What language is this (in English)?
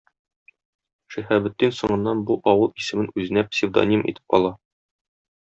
Tatar